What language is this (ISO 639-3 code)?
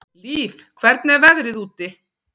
isl